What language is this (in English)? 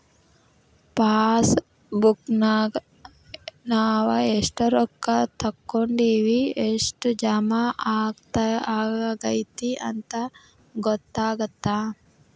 Kannada